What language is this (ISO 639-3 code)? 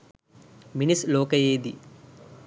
sin